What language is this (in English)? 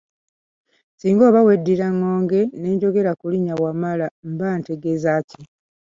Ganda